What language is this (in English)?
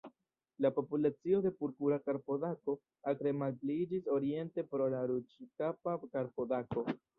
Esperanto